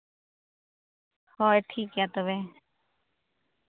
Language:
Santali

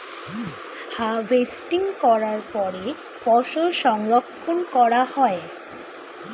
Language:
Bangla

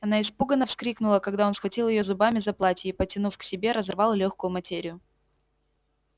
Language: Russian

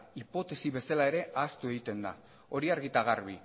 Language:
Basque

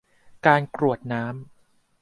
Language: Thai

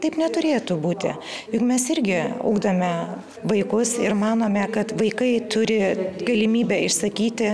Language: Lithuanian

